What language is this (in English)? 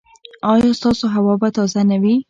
Pashto